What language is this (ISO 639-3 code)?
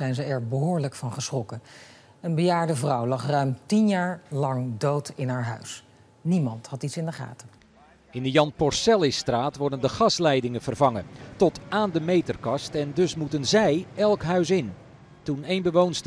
nld